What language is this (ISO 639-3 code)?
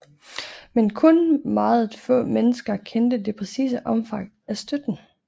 dan